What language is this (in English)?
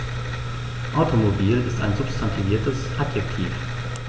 German